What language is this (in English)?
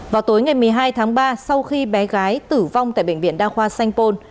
Vietnamese